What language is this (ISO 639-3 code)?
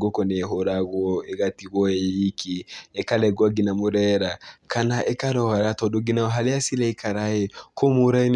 kik